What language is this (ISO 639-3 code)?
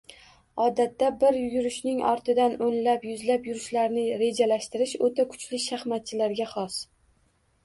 uzb